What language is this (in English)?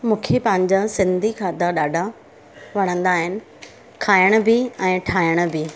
Sindhi